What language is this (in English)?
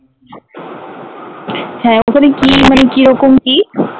Bangla